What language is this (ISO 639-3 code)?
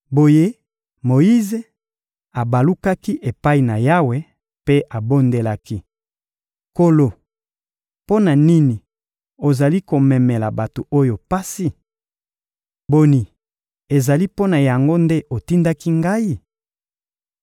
lin